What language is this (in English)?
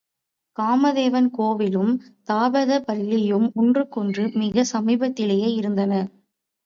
Tamil